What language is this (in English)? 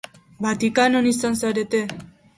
Basque